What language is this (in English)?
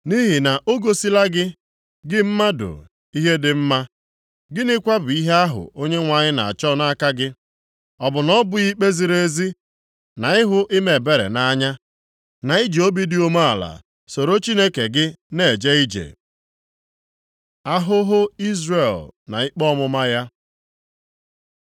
Igbo